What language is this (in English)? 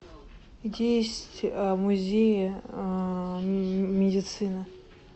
Russian